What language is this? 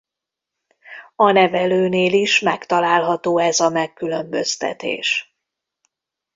Hungarian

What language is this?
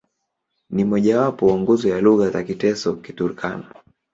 Swahili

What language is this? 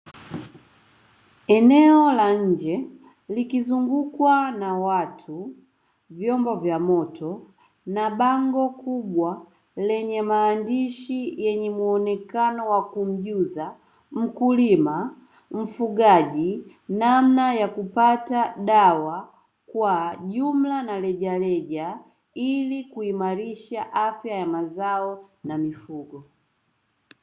Swahili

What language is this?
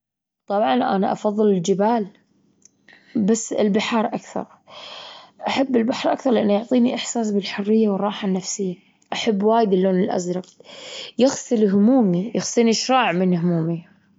Gulf Arabic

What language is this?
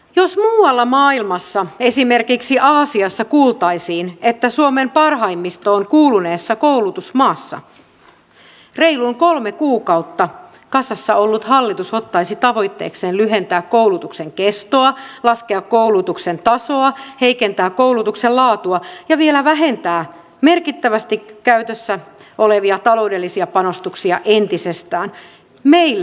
Finnish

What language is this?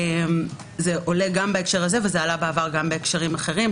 Hebrew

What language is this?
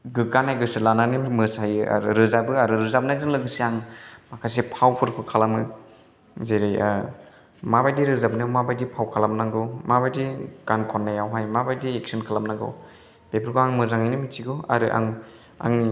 Bodo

